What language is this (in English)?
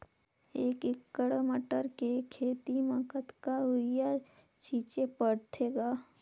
Chhattisgarhi